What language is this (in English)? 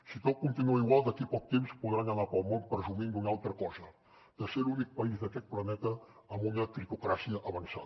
Catalan